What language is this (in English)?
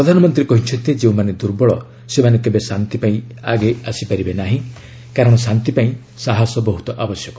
Odia